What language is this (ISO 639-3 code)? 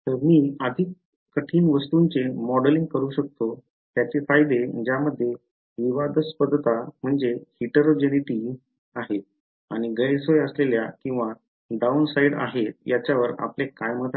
mar